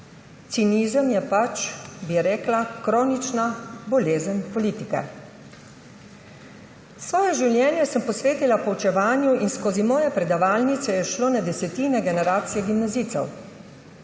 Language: Slovenian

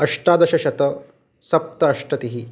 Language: Sanskrit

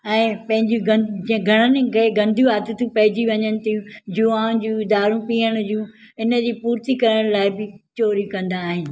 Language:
Sindhi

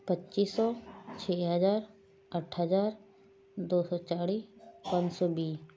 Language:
Punjabi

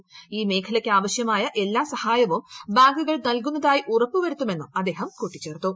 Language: Malayalam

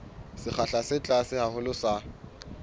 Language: Southern Sotho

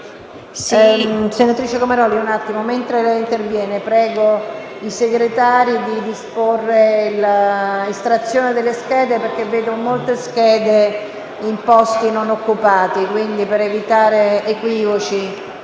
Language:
Italian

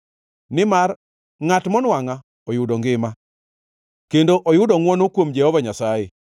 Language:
Luo (Kenya and Tanzania)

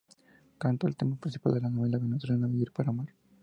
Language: Spanish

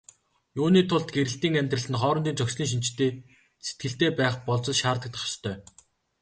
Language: Mongolian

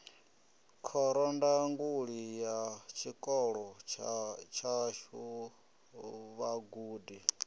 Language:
Venda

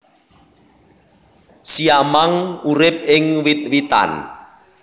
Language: Javanese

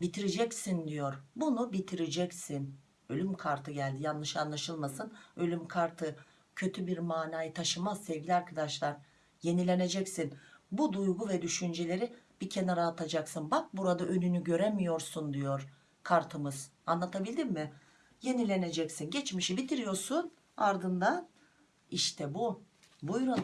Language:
Turkish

